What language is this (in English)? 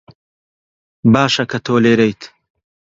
Central Kurdish